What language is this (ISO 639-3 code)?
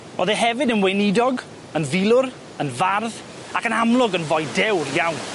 cym